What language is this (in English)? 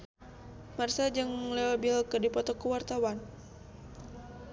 Sundanese